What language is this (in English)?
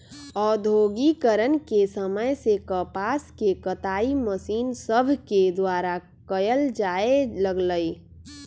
Magahi